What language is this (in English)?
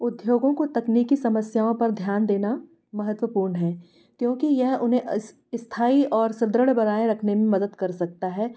Hindi